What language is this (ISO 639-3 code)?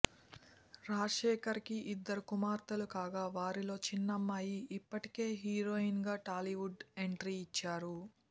tel